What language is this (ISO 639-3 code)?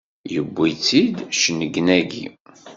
kab